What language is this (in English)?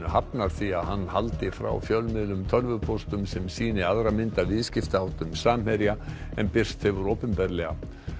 Icelandic